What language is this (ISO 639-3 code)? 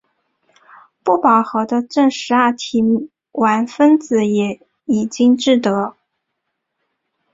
zho